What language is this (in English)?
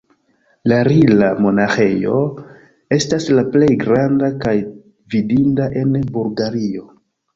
Esperanto